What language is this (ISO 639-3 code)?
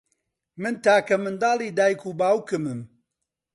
ckb